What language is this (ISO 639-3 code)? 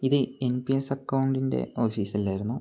mal